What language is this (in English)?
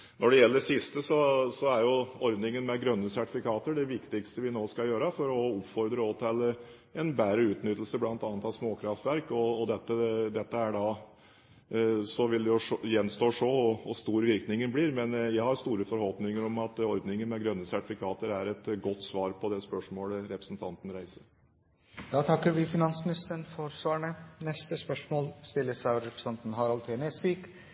Norwegian